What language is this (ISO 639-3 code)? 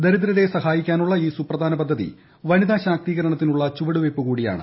mal